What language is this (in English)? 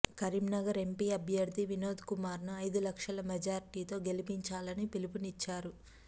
Telugu